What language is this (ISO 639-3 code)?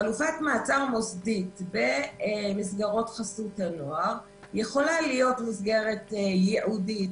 heb